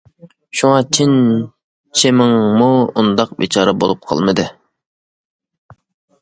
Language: Uyghur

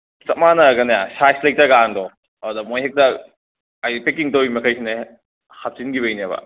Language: Manipuri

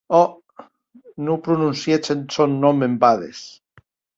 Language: Occitan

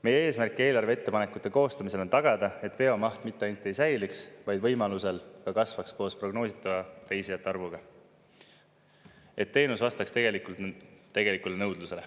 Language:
Estonian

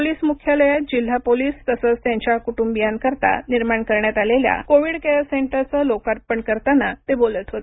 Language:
Marathi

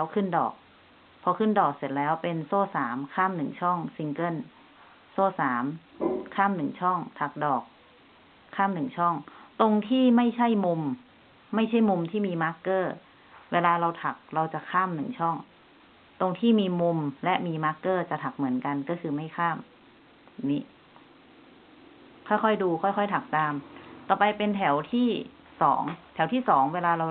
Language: Thai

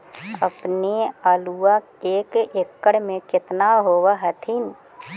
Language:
Magahi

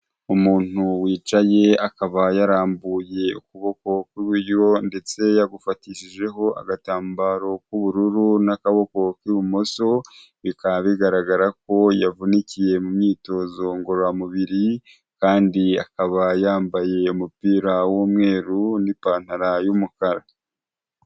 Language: Kinyarwanda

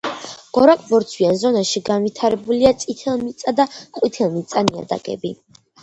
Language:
Georgian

